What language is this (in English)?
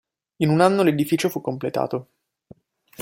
Italian